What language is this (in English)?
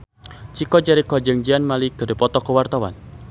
Sundanese